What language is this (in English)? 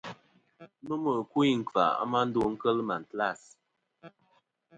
Kom